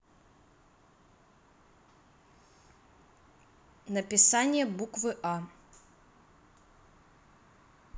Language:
Russian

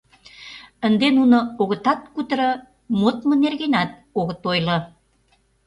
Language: Mari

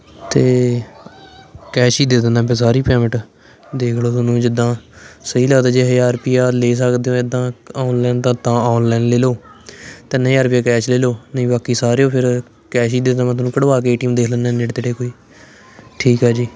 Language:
Punjabi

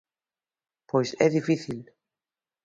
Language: Galician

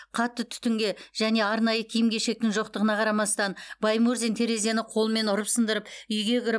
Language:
Kazakh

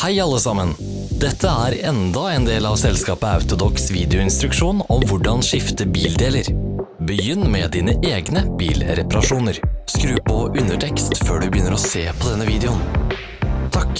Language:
Norwegian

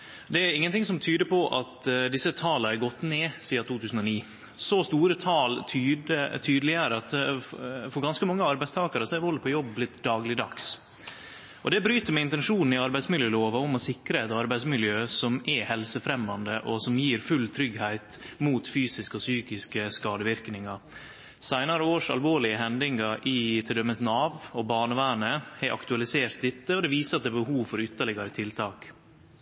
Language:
Norwegian Nynorsk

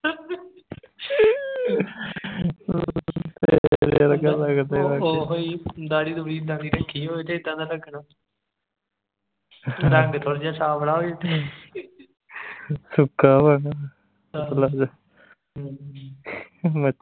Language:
Punjabi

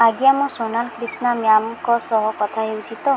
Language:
Odia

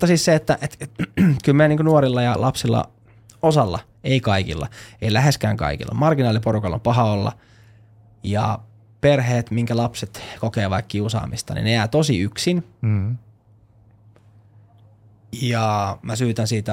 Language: Finnish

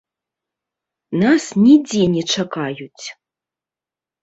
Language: Belarusian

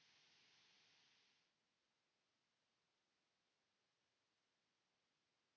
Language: Finnish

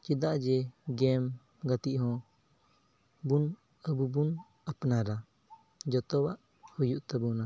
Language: Santali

